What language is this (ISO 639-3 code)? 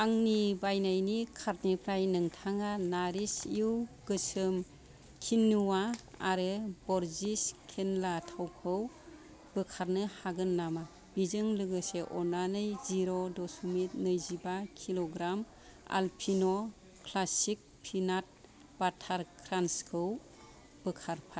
brx